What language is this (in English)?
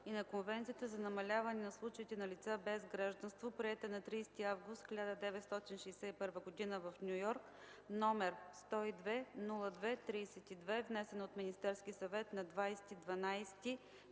Bulgarian